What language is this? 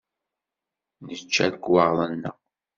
Kabyle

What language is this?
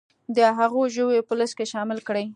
Pashto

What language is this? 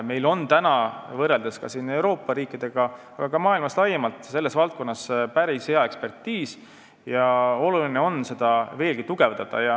Estonian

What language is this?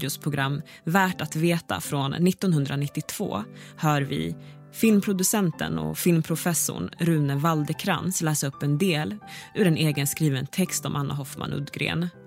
Swedish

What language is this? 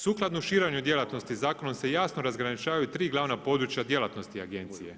Croatian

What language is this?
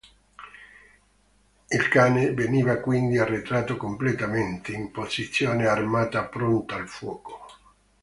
Italian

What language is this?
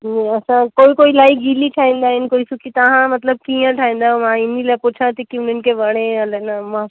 Sindhi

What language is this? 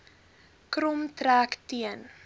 Afrikaans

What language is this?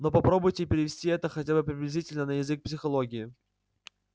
Russian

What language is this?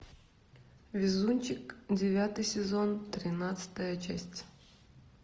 Russian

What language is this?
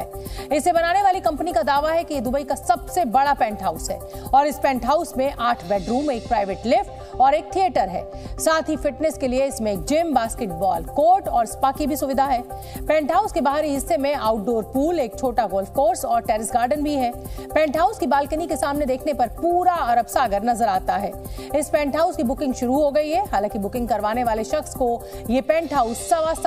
Hindi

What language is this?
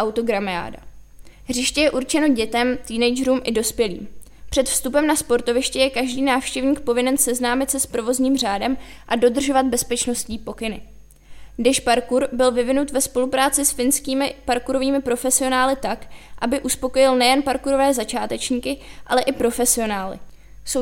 Czech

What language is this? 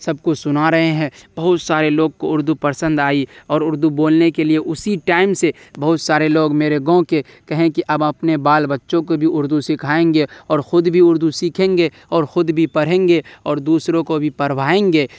Urdu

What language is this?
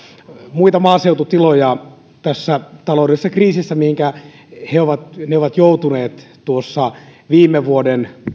Finnish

